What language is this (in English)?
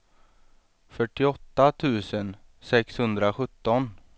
Swedish